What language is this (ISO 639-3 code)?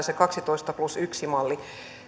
fin